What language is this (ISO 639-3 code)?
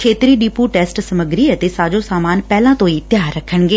pan